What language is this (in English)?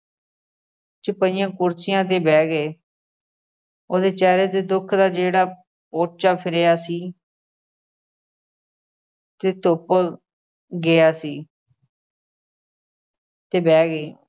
Punjabi